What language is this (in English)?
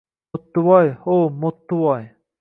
Uzbek